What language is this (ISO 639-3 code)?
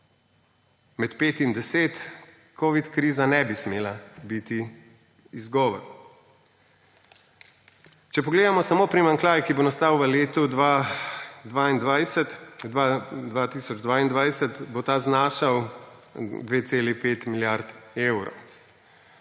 slv